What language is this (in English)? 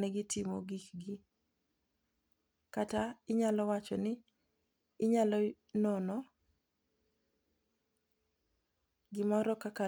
Luo (Kenya and Tanzania)